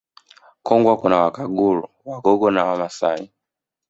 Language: Swahili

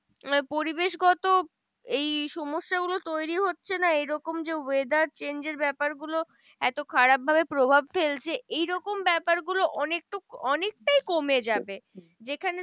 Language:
Bangla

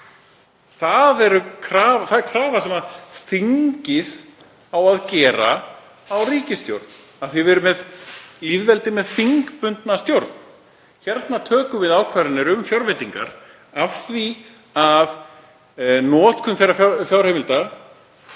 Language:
Icelandic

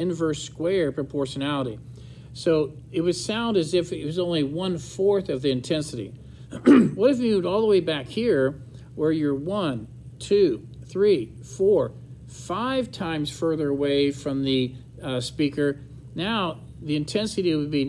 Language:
English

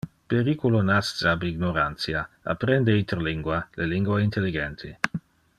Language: Interlingua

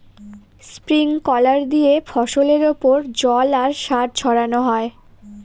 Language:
Bangla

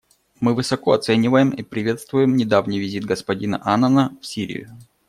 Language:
Russian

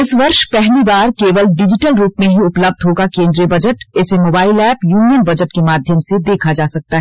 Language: Hindi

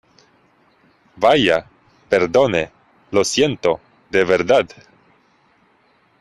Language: Spanish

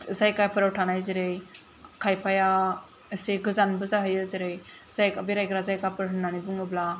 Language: Bodo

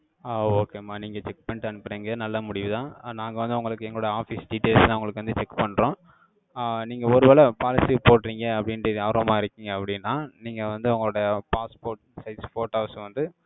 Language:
Tamil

